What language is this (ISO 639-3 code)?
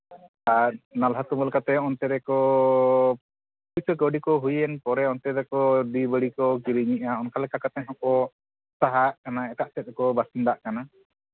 sat